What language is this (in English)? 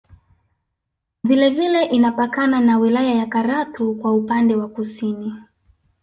Swahili